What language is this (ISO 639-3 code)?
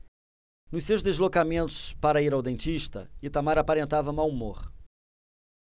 por